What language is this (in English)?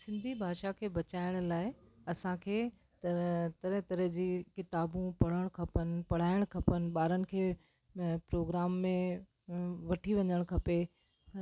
Sindhi